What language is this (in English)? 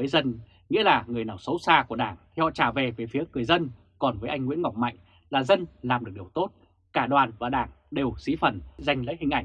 Vietnamese